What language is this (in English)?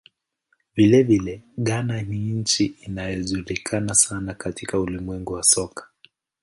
Swahili